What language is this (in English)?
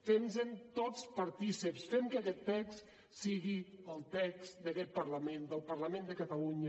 Catalan